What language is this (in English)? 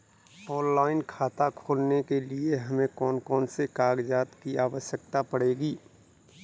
Hindi